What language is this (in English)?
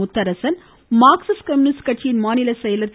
Tamil